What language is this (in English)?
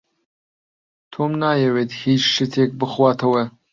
Central Kurdish